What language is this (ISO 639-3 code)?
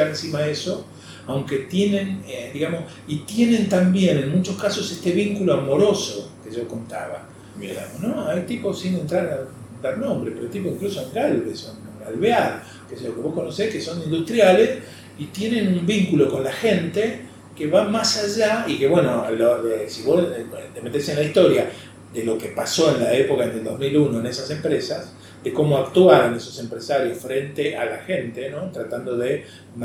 spa